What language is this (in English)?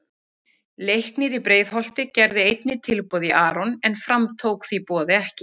Icelandic